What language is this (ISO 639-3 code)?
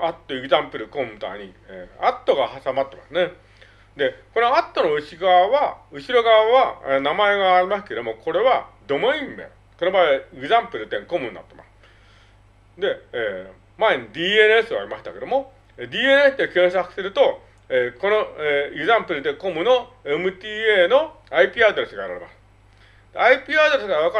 jpn